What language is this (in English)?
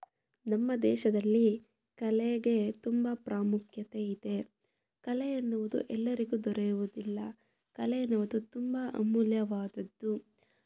Kannada